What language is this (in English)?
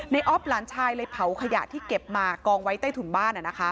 Thai